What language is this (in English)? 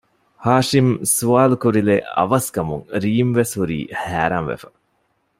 Divehi